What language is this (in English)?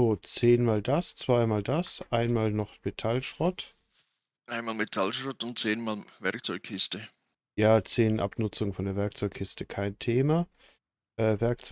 German